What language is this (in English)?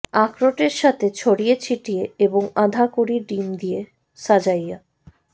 Bangla